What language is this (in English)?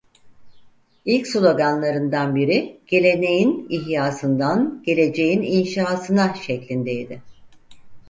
Turkish